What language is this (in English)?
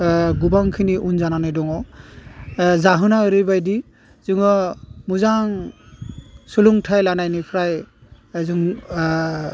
Bodo